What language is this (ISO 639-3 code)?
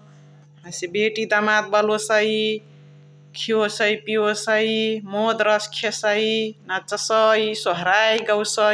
the